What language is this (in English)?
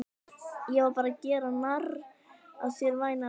Icelandic